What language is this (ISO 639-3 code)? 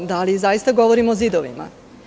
srp